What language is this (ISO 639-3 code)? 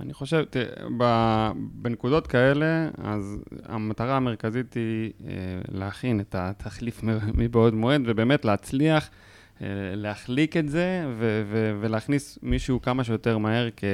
heb